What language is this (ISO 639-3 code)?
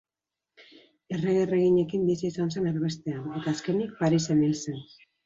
eus